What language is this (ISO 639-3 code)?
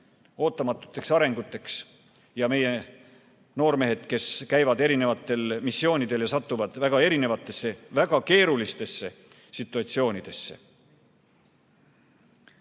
est